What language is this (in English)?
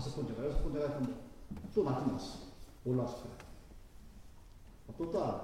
Korean